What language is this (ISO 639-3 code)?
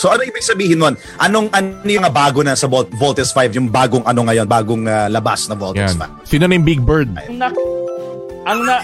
fil